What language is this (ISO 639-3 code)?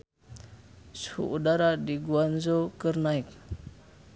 sun